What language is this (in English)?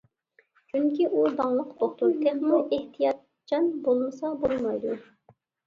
Uyghur